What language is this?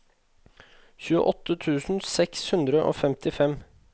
Norwegian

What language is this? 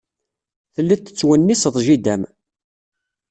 Kabyle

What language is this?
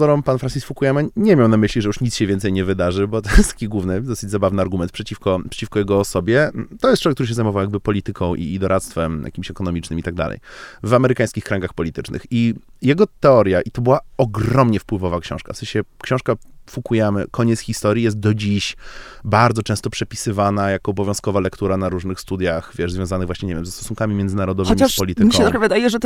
Polish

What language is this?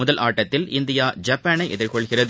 Tamil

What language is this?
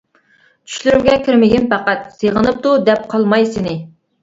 Uyghur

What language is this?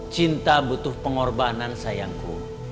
Indonesian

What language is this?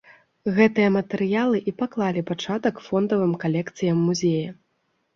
Belarusian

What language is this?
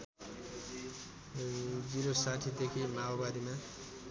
Nepali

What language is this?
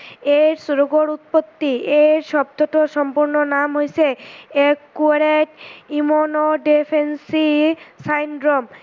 Assamese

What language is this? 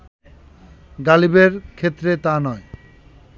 Bangla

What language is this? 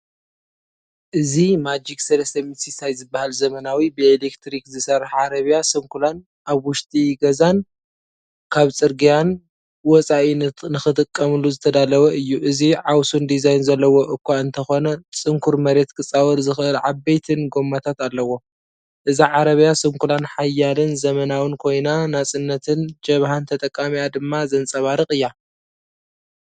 Tigrinya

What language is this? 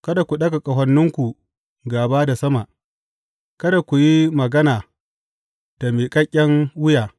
Hausa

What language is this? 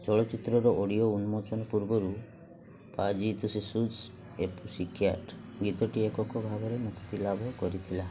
Odia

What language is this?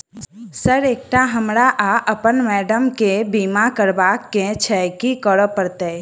Maithili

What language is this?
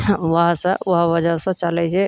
Maithili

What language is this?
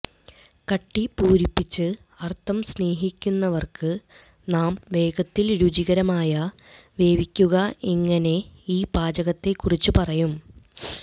Malayalam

